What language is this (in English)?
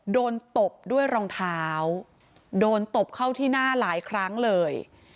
Thai